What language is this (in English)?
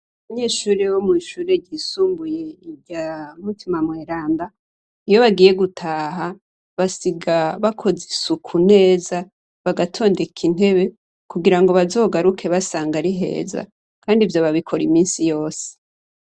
Rundi